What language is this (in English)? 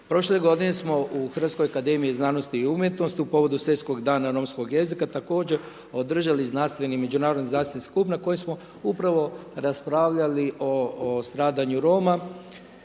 Croatian